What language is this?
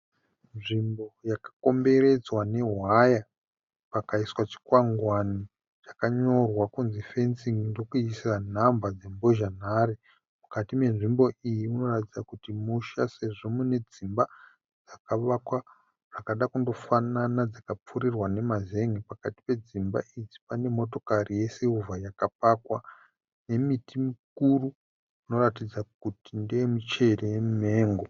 Shona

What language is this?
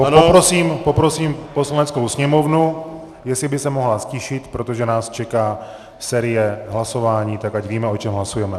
Czech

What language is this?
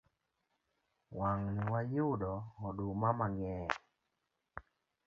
Luo (Kenya and Tanzania)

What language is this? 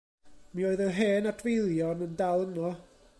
Welsh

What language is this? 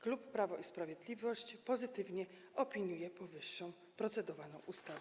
Polish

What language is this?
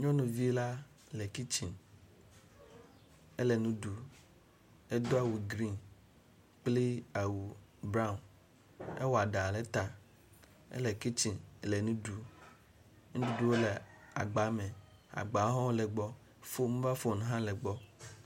Ewe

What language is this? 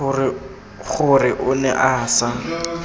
Tswana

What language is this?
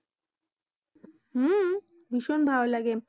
Bangla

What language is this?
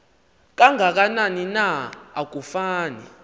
Xhosa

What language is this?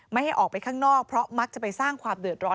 Thai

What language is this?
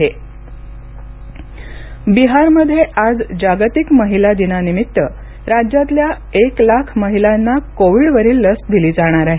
Marathi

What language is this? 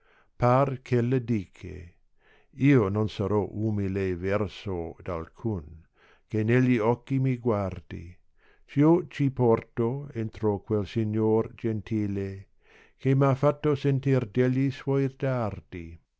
Italian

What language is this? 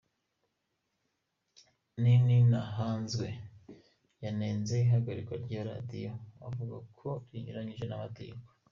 Kinyarwanda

